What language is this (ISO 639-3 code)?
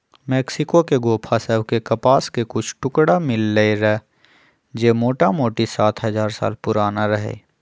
mag